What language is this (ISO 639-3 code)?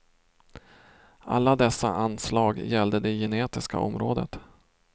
swe